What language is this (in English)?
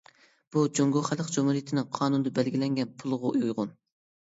Uyghur